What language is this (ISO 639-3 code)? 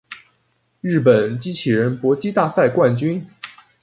zho